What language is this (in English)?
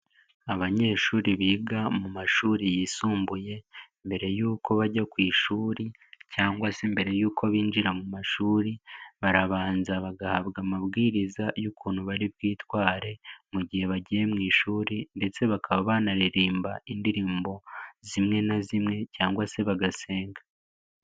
Kinyarwanda